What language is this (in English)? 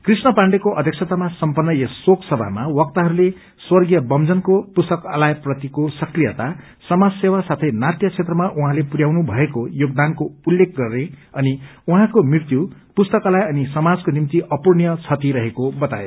Nepali